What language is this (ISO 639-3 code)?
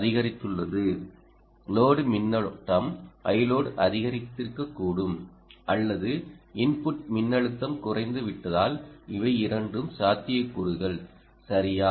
tam